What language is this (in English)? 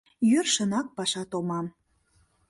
Mari